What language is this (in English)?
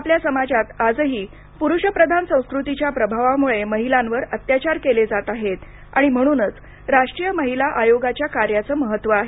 Marathi